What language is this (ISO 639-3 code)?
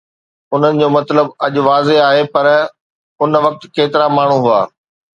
snd